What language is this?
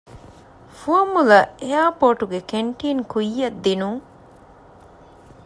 Divehi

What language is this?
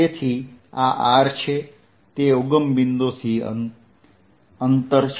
Gujarati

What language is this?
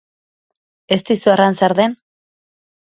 Basque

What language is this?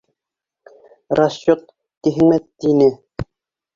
Bashkir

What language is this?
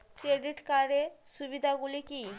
Bangla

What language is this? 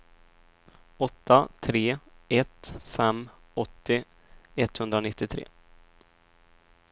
Swedish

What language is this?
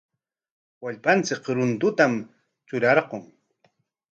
Corongo Ancash Quechua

